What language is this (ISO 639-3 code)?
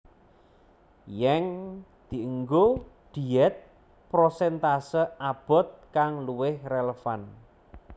jav